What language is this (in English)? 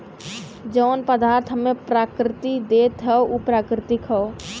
Bhojpuri